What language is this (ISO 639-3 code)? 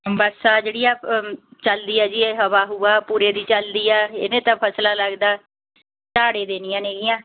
pan